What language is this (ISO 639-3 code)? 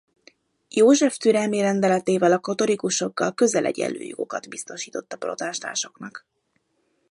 hun